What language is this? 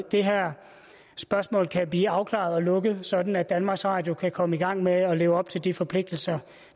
Danish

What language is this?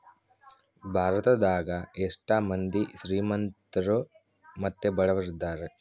Kannada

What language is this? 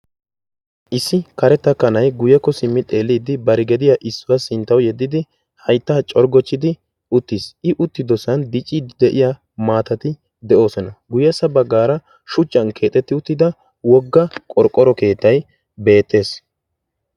Wolaytta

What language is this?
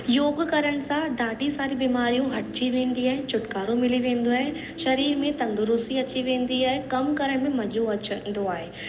Sindhi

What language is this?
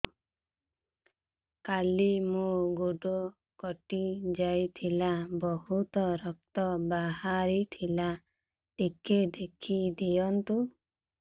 Odia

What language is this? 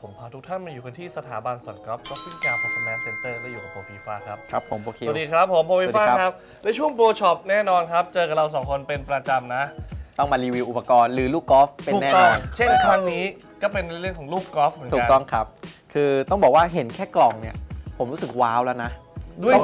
Thai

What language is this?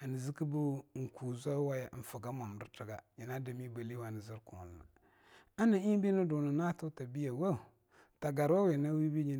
Longuda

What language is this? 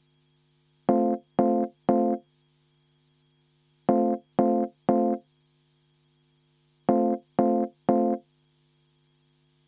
Estonian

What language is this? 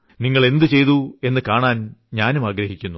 Malayalam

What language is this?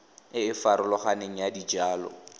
Tswana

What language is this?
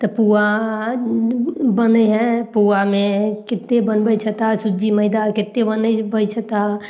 Maithili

